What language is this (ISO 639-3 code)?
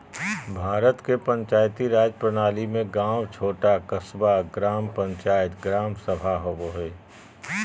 mag